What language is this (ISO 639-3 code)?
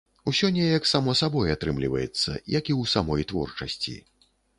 bel